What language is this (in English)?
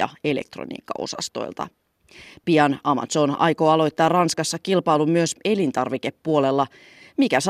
Finnish